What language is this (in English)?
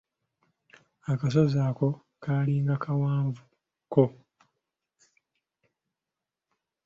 Ganda